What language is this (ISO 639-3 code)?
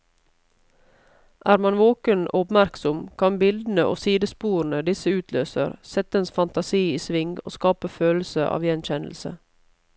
nor